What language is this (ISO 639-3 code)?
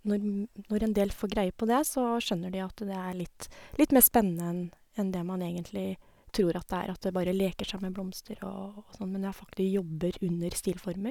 nor